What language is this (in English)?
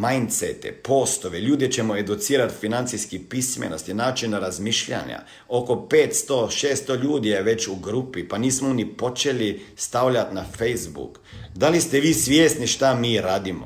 Croatian